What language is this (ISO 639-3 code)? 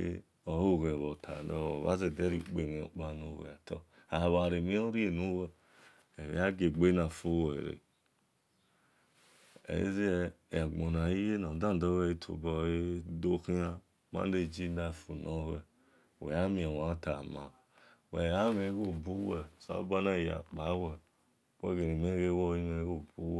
ish